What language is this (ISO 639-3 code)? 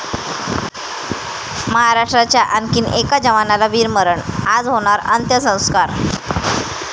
mar